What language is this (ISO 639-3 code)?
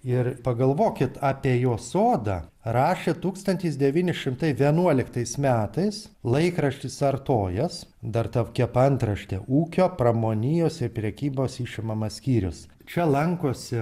lit